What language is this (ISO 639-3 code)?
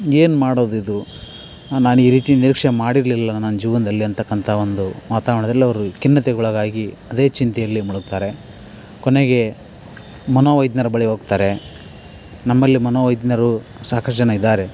kan